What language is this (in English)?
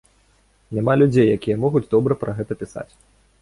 Belarusian